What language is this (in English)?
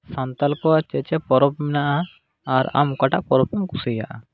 Santali